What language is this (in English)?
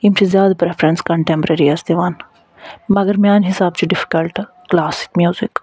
Kashmiri